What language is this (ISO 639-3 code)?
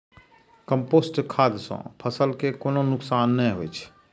mai